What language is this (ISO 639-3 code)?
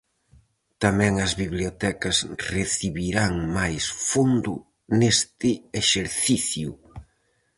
glg